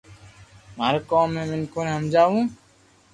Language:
Loarki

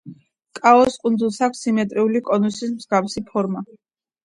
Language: Georgian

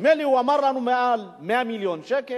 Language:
Hebrew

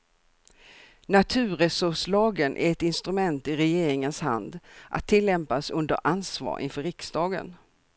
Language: Swedish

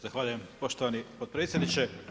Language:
Croatian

